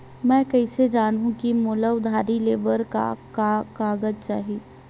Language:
Chhattisgarhi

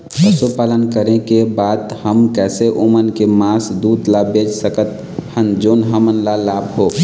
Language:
Chhattisgarhi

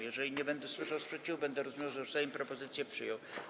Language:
Polish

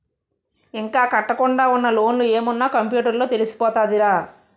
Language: Telugu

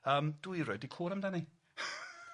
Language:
Welsh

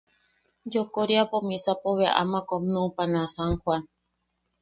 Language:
Yaqui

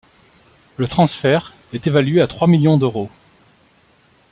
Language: French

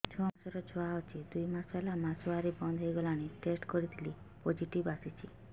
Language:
Odia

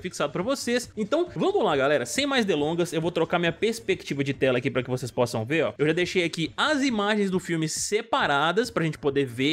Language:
Portuguese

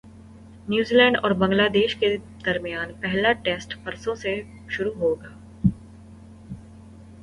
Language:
Urdu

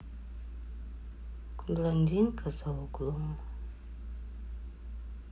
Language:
Russian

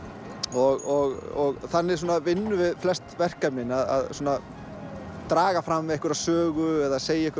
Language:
Icelandic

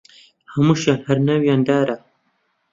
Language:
Central Kurdish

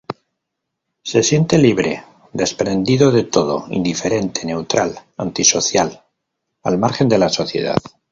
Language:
Spanish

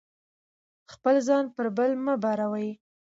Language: Pashto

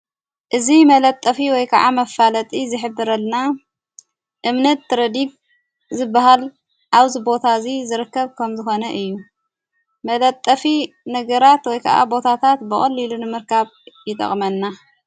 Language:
Tigrinya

